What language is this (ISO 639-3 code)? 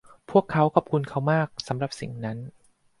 tha